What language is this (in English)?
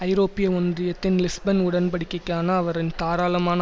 Tamil